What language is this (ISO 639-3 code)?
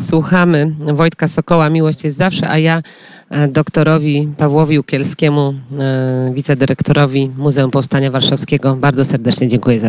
pol